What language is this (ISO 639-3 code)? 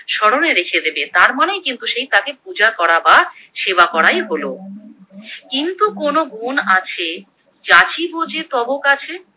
ben